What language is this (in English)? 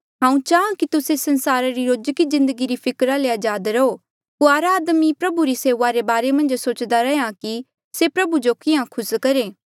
Mandeali